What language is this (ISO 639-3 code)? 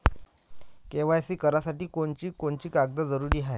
mar